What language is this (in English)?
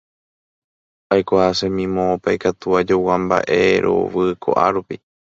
Guarani